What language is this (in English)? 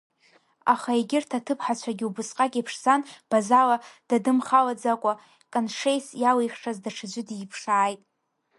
Abkhazian